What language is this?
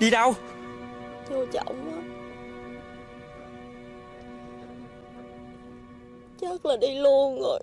Vietnamese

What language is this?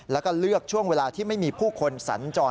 Thai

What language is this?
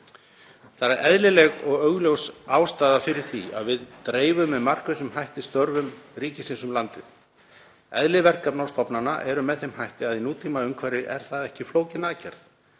Icelandic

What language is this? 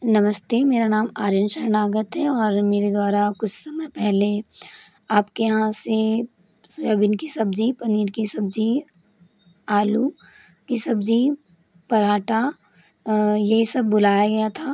Hindi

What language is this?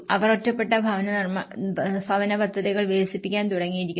Malayalam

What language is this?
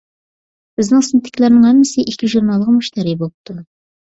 Uyghur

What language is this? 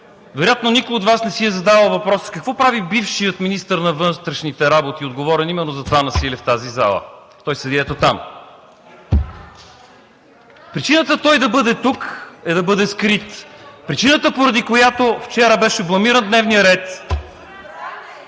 Bulgarian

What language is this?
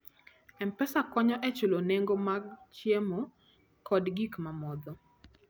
Luo (Kenya and Tanzania)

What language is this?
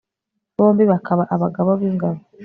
Kinyarwanda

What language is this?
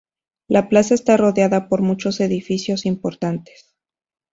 Spanish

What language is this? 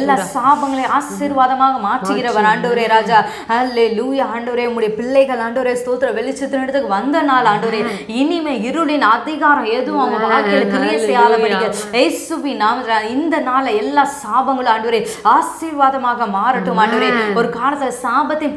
Italian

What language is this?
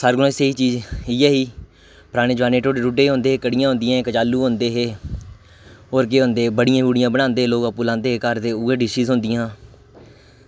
Dogri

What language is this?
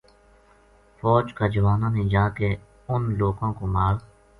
Gujari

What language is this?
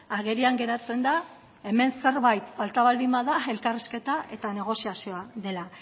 Basque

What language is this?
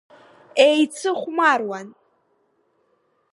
Abkhazian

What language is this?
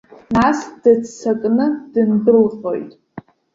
Abkhazian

